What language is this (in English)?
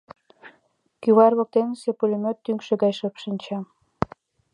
Mari